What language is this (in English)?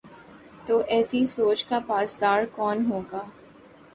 Urdu